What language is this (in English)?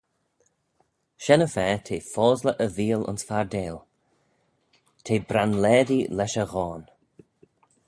Manx